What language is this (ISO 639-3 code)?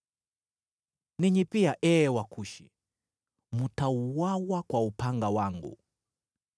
swa